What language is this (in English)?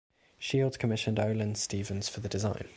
English